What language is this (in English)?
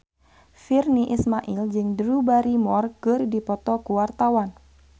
Sundanese